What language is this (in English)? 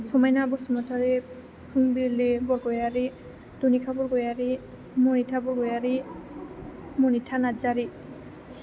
Bodo